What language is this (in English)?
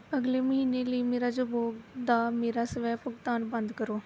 Punjabi